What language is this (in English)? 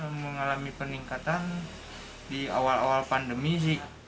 Indonesian